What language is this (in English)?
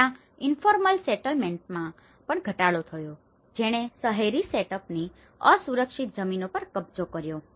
Gujarati